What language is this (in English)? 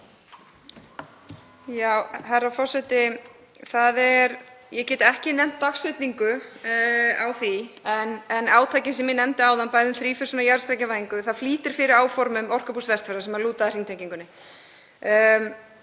Icelandic